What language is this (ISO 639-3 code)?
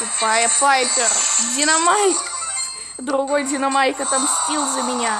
rus